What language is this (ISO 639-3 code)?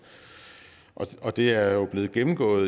dan